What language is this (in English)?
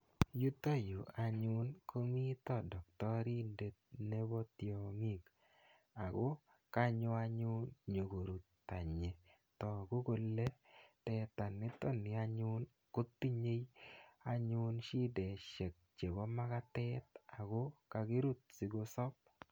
Kalenjin